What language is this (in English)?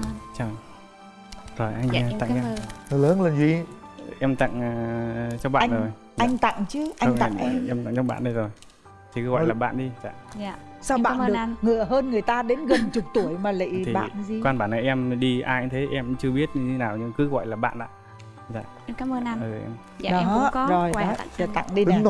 Vietnamese